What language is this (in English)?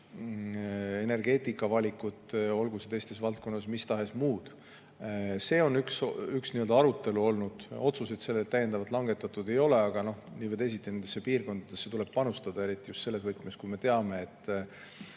Estonian